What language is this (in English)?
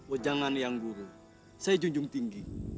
Indonesian